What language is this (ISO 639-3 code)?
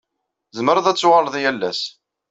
kab